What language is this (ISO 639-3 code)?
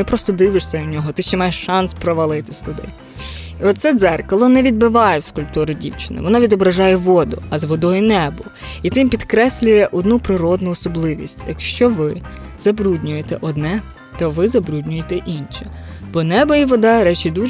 ukr